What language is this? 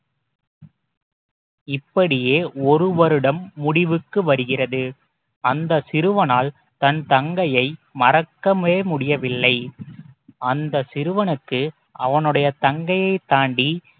Tamil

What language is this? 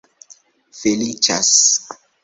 Esperanto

